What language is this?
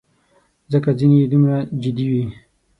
Pashto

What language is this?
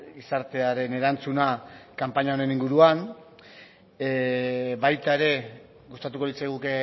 Basque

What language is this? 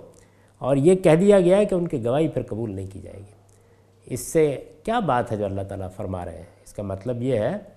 Urdu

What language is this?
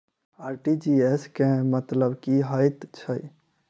Maithili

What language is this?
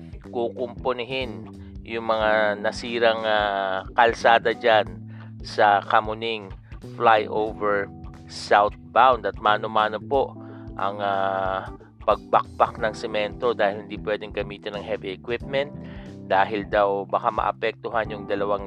Filipino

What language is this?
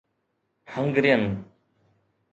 Sindhi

